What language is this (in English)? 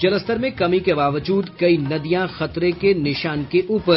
Hindi